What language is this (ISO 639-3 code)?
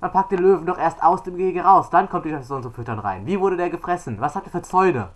deu